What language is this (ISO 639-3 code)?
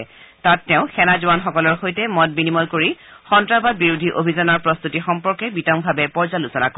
asm